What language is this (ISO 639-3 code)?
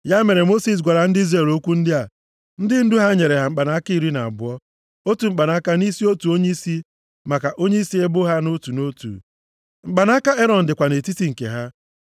ibo